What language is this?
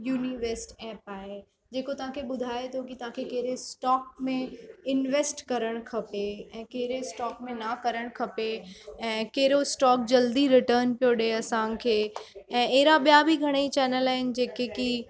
Sindhi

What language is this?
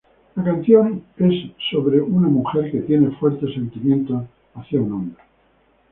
Spanish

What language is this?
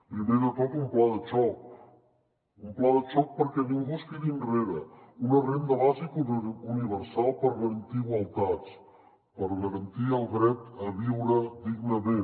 Catalan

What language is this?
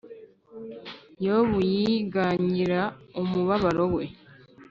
Kinyarwanda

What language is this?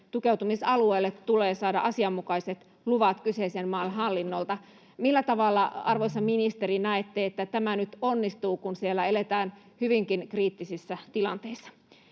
Finnish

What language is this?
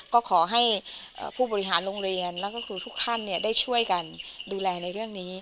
Thai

